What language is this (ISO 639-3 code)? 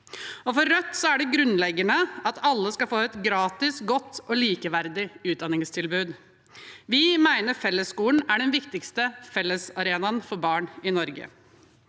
nor